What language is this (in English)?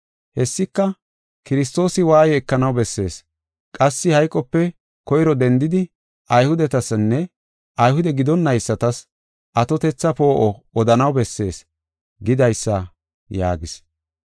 Gofa